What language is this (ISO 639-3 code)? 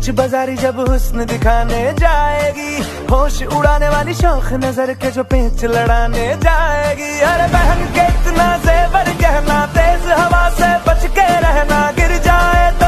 ara